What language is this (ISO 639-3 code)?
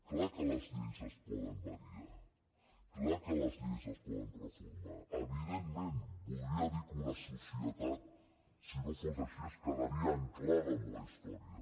cat